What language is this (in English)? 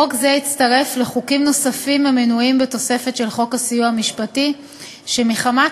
Hebrew